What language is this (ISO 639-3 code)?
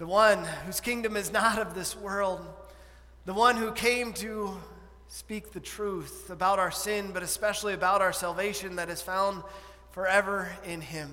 eng